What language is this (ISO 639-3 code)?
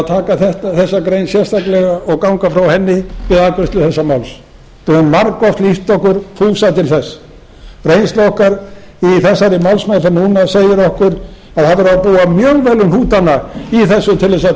isl